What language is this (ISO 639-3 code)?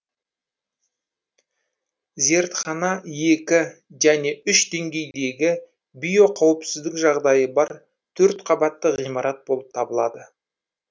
kaz